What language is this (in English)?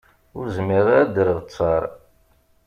Kabyle